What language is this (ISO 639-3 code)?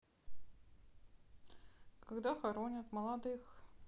rus